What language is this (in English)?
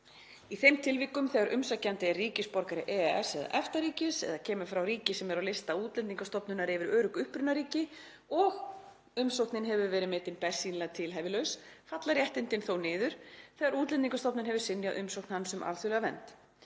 Icelandic